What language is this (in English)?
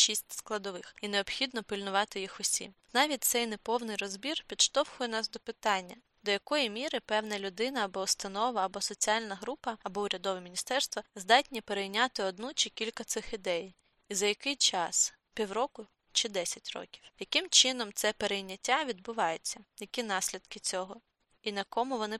Ukrainian